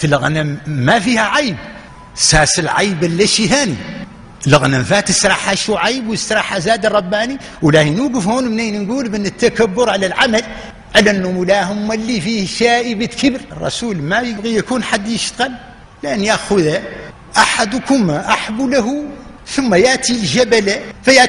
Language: Arabic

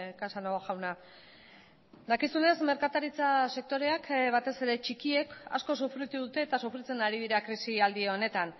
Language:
Basque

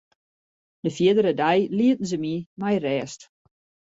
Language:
Western Frisian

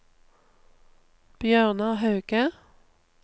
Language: Norwegian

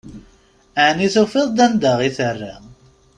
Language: Kabyle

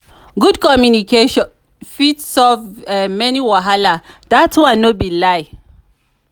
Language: Nigerian Pidgin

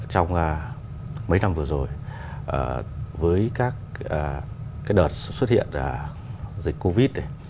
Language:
Vietnamese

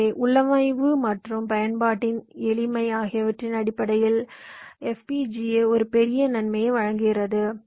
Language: Tamil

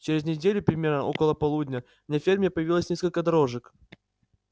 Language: Russian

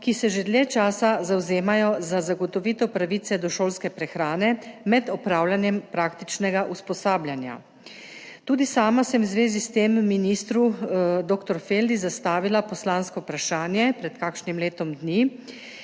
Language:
Slovenian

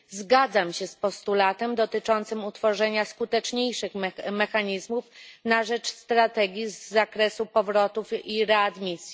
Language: Polish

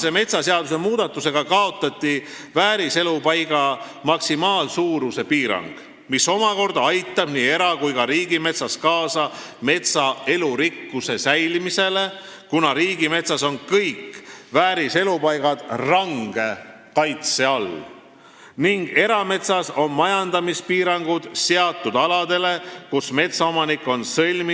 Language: Estonian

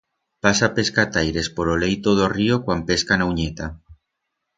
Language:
Aragonese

